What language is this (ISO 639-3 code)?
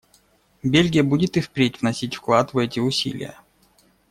rus